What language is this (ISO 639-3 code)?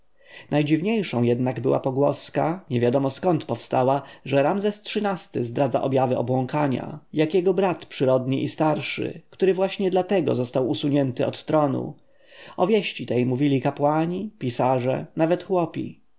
pol